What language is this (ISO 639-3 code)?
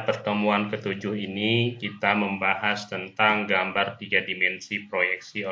ind